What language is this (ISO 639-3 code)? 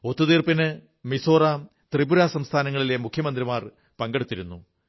mal